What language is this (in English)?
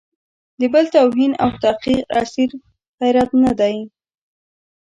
Pashto